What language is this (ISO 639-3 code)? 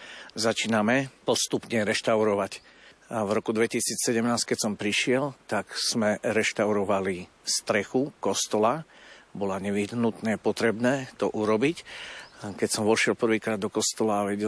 slk